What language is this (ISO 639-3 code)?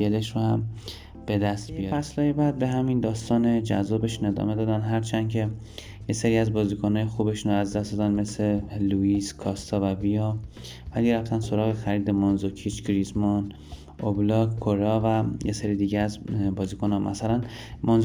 fas